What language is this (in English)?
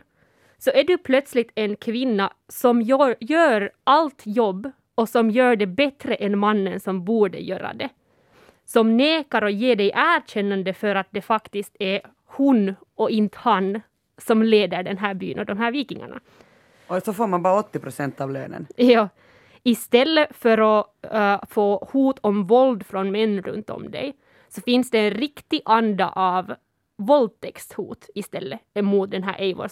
Swedish